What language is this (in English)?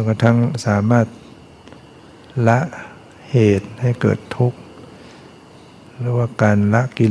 Thai